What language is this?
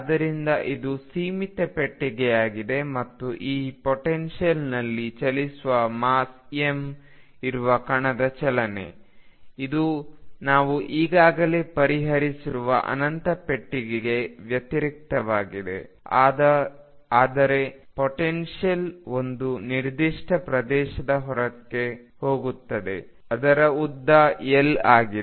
Kannada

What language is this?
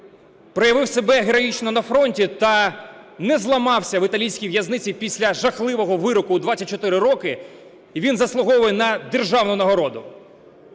Ukrainian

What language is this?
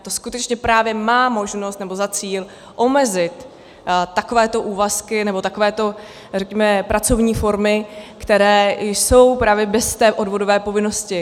Czech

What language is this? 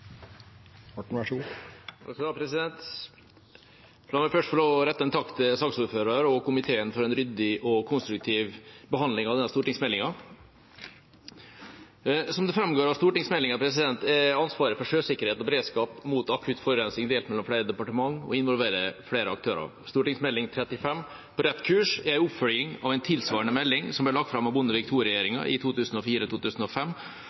Norwegian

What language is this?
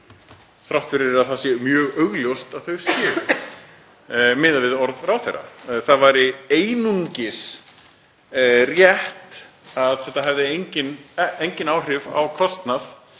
Icelandic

